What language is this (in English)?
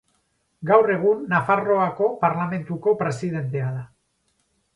Basque